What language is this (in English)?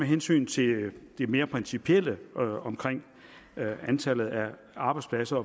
Danish